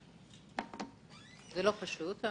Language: Hebrew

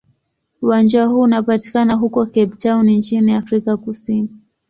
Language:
Swahili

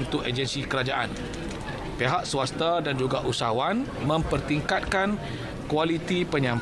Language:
Malay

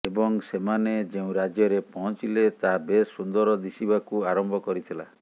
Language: Odia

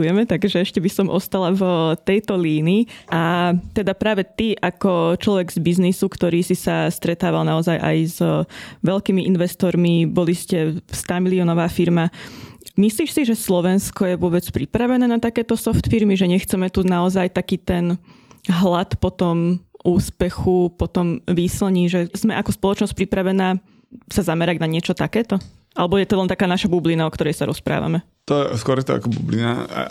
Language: Slovak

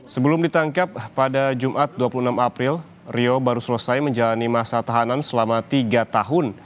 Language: Indonesian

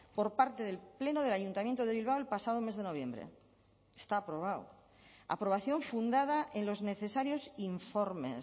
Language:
Spanish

